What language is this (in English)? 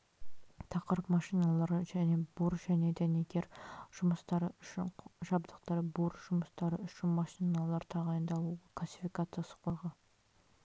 Kazakh